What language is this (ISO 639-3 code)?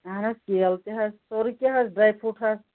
kas